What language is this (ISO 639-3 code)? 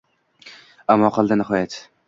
uzb